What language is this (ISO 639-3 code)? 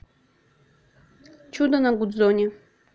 rus